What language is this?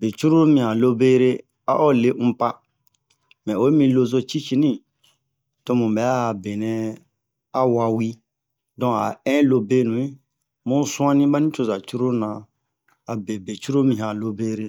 Bomu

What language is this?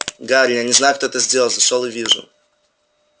Russian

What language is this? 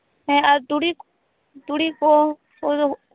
Santali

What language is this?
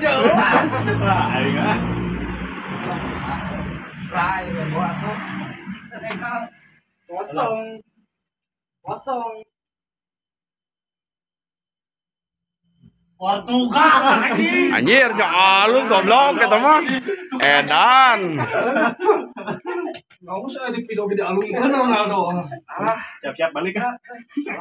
Indonesian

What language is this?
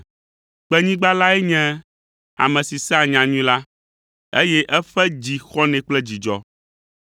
Ewe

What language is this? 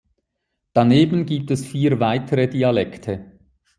German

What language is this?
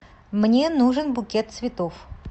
Russian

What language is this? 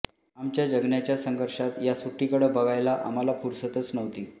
Marathi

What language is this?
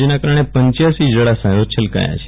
Gujarati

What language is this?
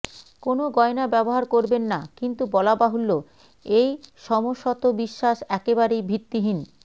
Bangla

